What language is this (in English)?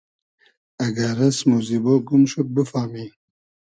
Hazaragi